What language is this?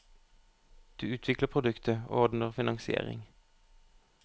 Norwegian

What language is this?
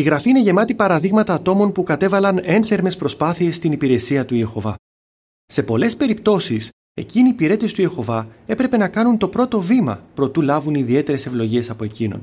Greek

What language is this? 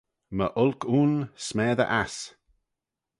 Manx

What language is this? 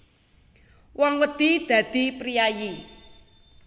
Javanese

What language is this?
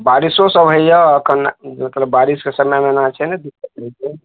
Maithili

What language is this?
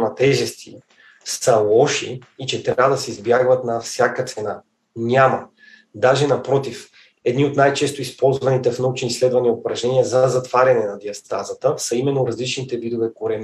Bulgarian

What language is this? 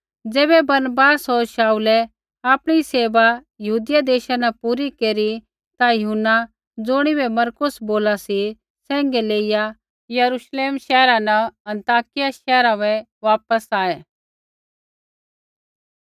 Kullu Pahari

